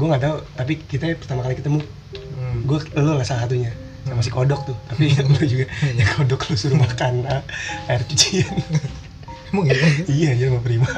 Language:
Indonesian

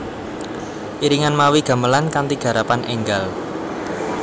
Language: Javanese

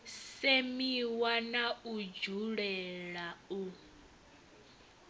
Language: Venda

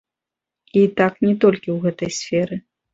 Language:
Belarusian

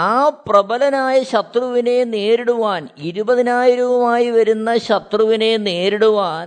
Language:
Malayalam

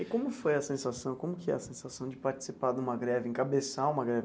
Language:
Portuguese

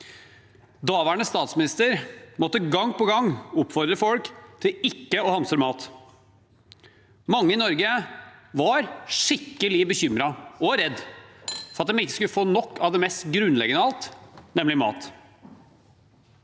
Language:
Norwegian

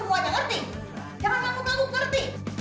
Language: Indonesian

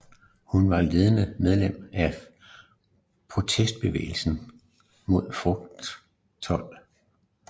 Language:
Danish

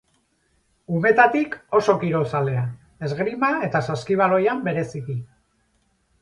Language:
Basque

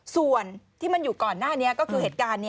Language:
Thai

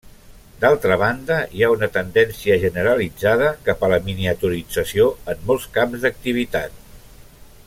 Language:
Catalan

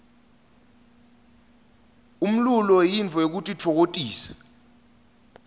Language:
Swati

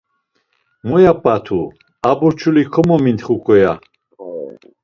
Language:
Laz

